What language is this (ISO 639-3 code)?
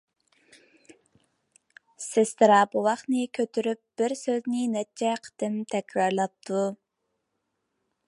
uig